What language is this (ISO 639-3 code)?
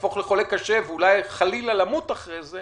heb